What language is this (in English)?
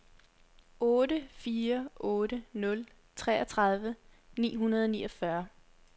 Danish